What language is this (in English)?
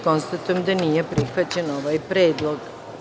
Serbian